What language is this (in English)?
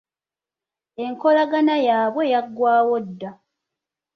Ganda